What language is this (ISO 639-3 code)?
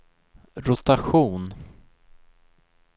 swe